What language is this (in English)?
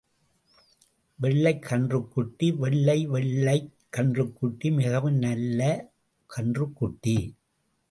Tamil